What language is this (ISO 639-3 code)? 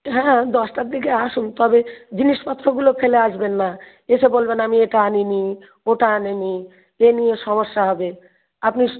ben